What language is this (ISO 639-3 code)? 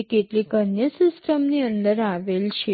guj